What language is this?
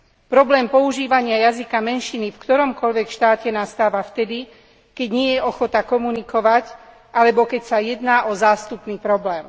Slovak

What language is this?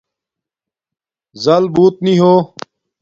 Domaaki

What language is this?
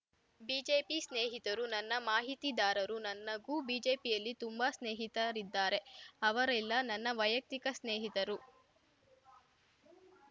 Kannada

